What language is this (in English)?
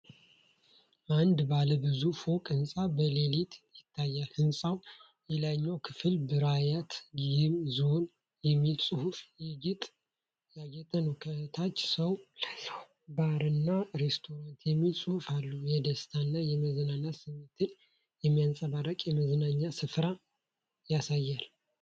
Amharic